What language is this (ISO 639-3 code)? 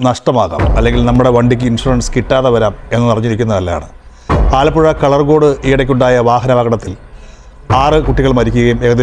mal